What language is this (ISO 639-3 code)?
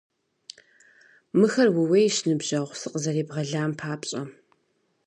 kbd